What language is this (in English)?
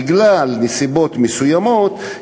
Hebrew